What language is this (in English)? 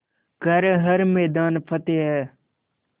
Hindi